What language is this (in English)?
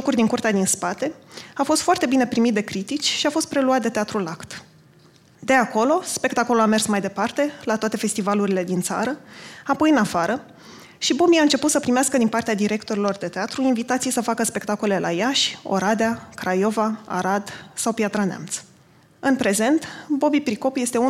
Romanian